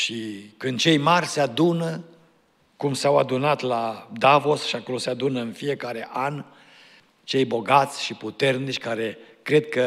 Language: Romanian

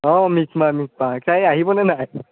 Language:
Assamese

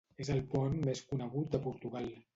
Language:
Catalan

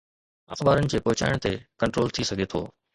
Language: Sindhi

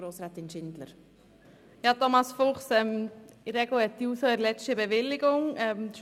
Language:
Swiss German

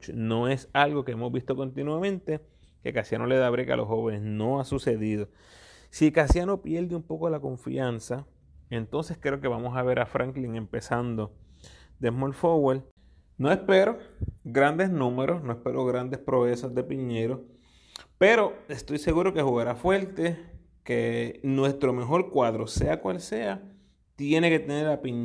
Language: Spanish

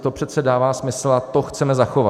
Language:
Czech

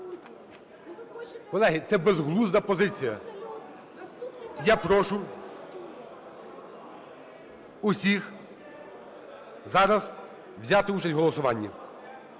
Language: Ukrainian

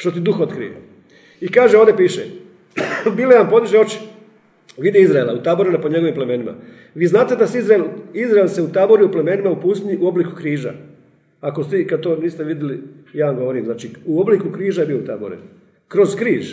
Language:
Croatian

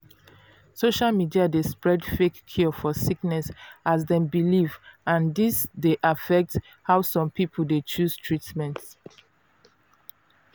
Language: Nigerian Pidgin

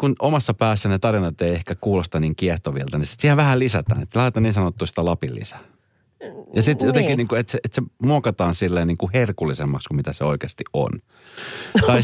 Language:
Finnish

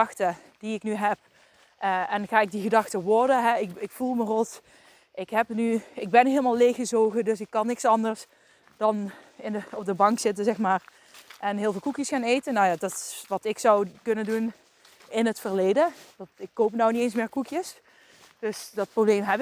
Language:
Dutch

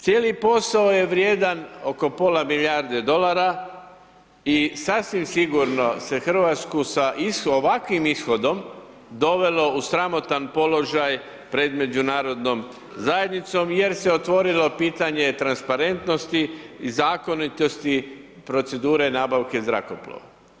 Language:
Croatian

